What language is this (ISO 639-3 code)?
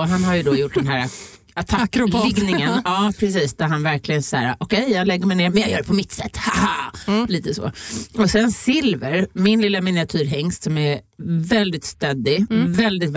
swe